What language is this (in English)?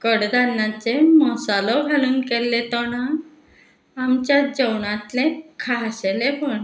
Konkani